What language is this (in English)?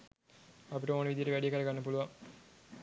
Sinhala